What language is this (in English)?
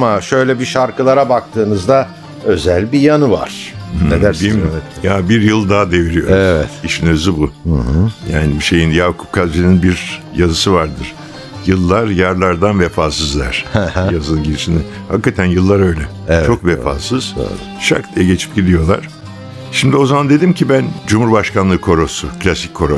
Turkish